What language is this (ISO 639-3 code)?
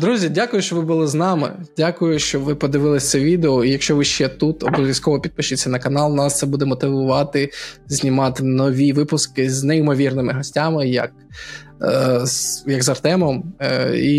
ukr